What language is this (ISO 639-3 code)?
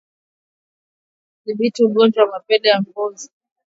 swa